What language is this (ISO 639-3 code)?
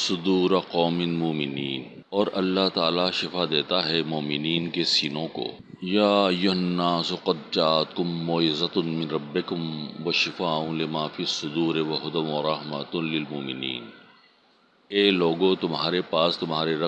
urd